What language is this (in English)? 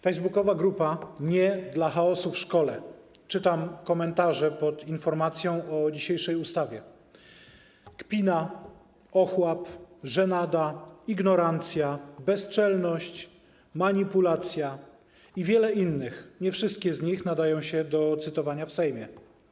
Polish